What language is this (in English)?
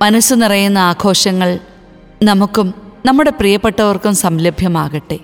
Malayalam